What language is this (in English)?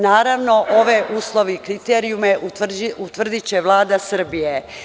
Serbian